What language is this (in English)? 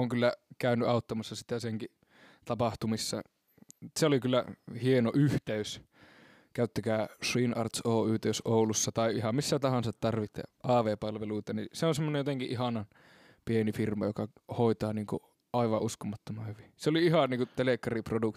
Finnish